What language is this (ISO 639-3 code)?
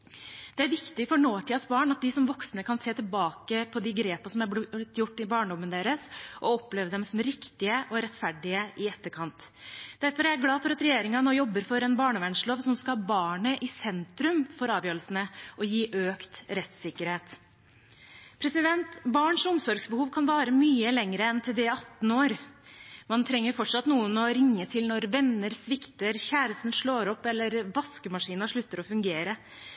nob